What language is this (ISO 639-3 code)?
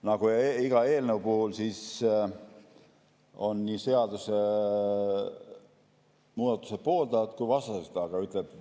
est